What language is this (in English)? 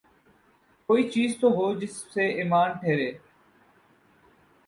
Urdu